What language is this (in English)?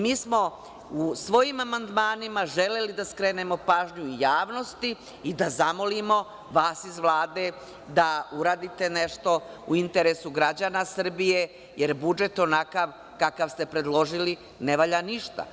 Serbian